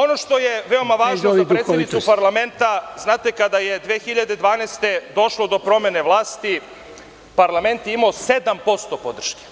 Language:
Serbian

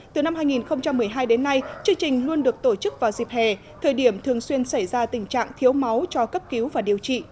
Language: Vietnamese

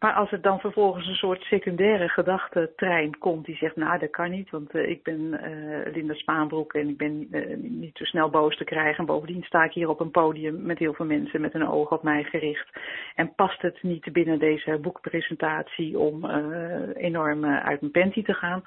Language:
Dutch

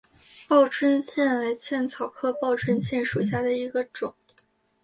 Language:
Chinese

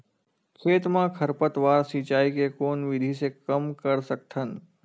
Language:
Chhattisgarhi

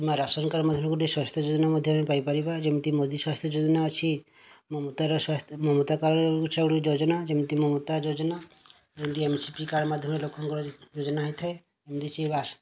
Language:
Odia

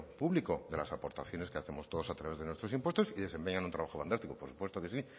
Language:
Spanish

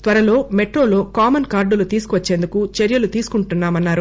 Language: Telugu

